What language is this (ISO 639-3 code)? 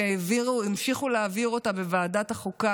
heb